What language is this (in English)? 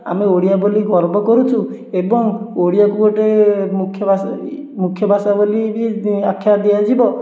Odia